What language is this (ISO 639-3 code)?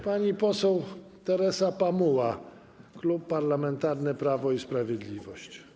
pol